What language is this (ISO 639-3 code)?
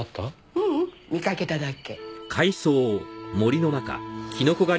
jpn